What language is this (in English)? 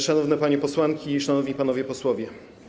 Polish